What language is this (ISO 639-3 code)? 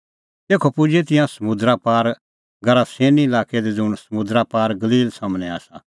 kfx